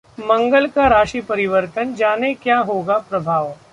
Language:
Hindi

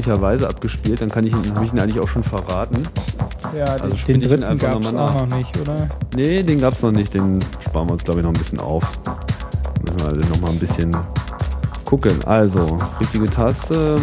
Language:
German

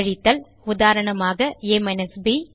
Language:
Tamil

